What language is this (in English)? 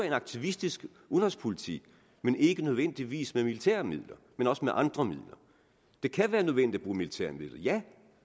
Danish